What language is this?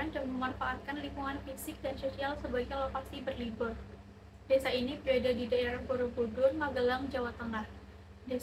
Indonesian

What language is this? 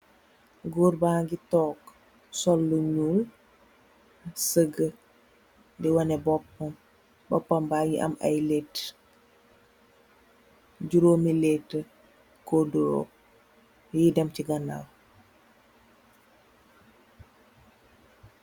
Wolof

